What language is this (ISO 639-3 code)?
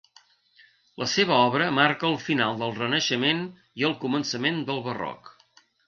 cat